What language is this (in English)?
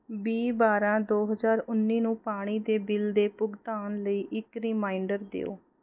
Punjabi